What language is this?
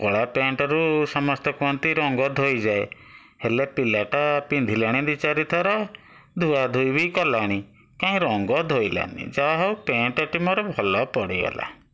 Odia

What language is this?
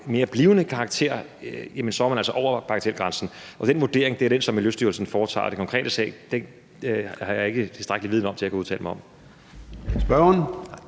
Danish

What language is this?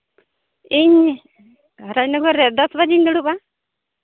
Santali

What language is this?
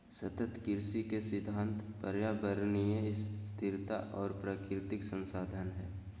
Magahi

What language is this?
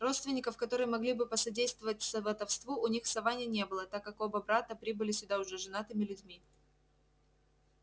Russian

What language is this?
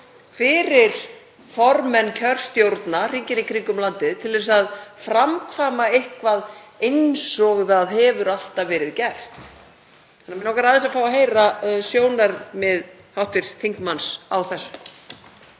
Icelandic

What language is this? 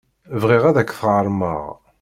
Kabyle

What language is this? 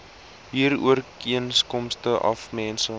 Afrikaans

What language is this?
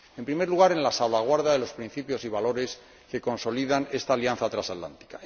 Spanish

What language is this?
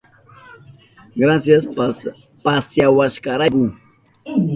Southern Pastaza Quechua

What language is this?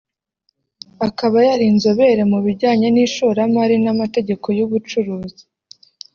Kinyarwanda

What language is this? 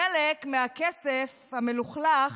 Hebrew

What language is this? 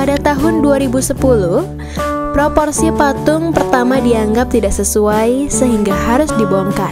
Indonesian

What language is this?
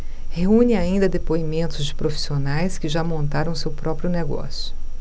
Portuguese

